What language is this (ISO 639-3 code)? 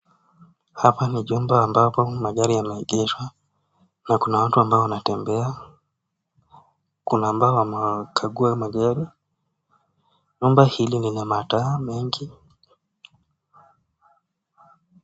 swa